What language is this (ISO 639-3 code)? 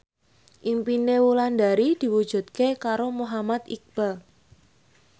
jav